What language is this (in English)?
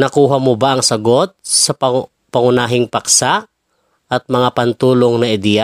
Filipino